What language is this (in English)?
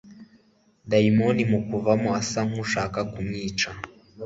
Kinyarwanda